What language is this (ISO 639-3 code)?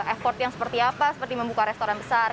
ind